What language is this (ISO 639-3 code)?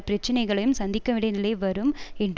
tam